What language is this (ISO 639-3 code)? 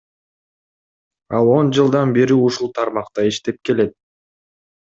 kir